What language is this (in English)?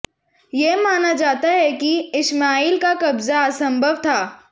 Hindi